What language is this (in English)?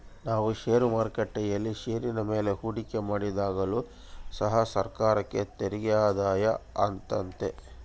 Kannada